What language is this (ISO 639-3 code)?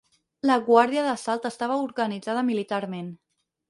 cat